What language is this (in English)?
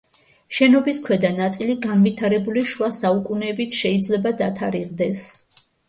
Georgian